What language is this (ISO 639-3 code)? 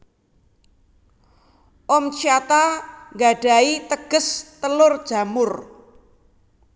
jav